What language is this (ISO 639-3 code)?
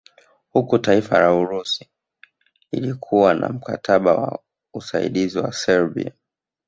swa